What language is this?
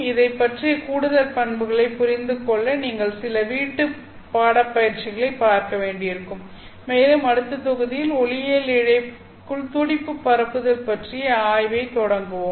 Tamil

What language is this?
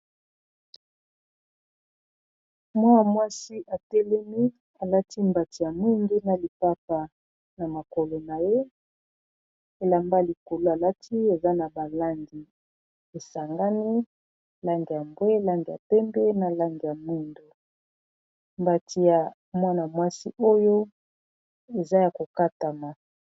Lingala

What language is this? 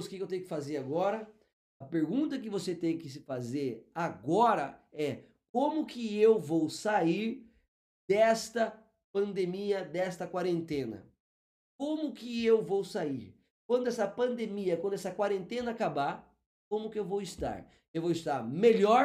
Portuguese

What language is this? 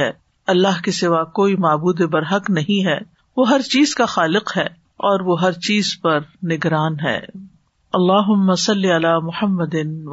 Urdu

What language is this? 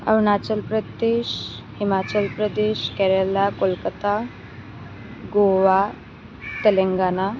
Assamese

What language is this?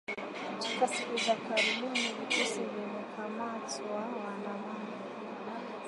Swahili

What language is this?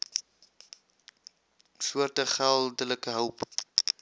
Afrikaans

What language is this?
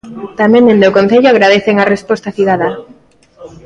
Galician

